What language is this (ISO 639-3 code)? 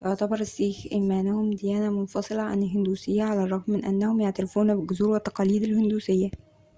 ara